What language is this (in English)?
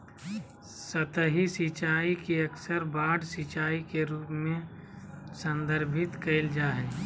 Magahi